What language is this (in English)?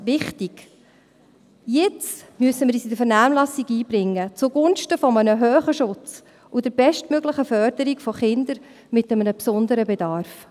Swiss German